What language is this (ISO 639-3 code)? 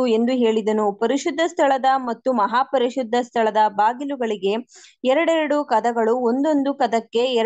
kan